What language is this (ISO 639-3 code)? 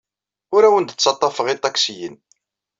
kab